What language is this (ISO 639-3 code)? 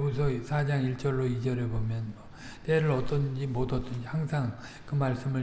kor